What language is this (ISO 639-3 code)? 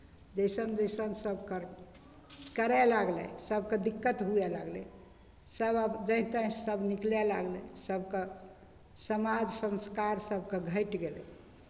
mai